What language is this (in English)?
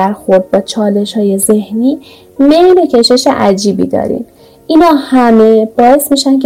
Persian